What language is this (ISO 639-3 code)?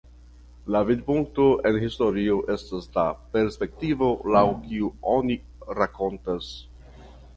epo